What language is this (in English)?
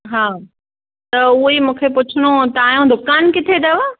Sindhi